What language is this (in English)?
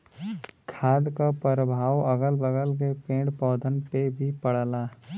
Bhojpuri